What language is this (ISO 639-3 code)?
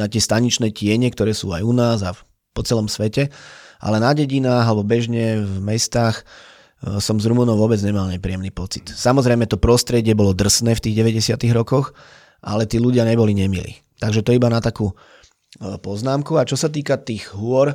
slk